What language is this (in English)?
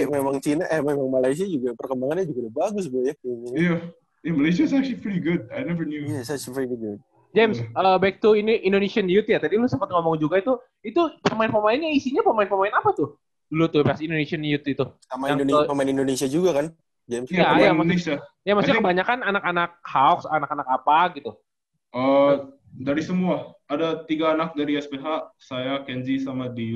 Indonesian